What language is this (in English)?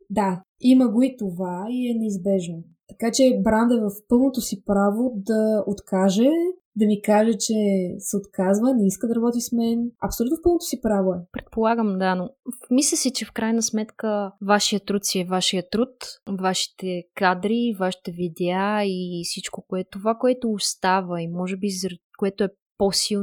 Bulgarian